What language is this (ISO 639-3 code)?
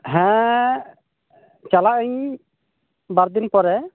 sat